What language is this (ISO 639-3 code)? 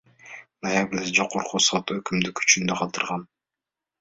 kir